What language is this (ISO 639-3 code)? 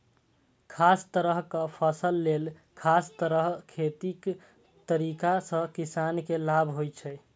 mai